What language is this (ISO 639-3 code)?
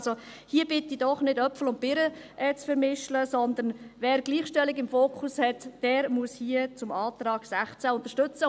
gsw